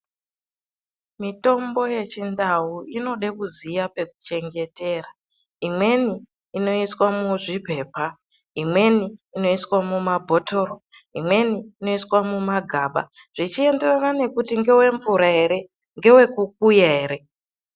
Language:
Ndau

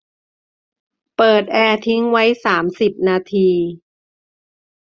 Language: Thai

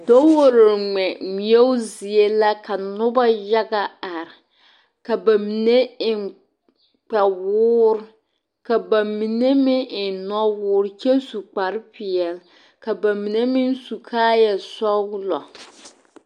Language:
Southern Dagaare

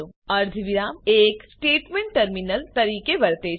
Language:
Gujarati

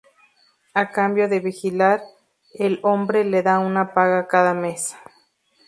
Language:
Spanish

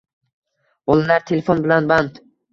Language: Uzbek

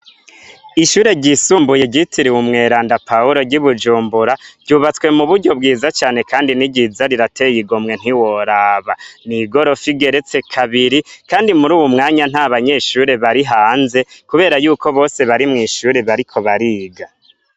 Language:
Rundi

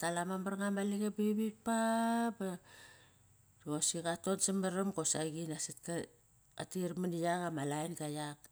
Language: Kairak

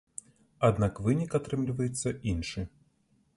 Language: Belarusian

